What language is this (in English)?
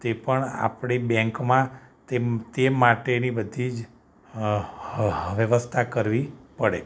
Gujarati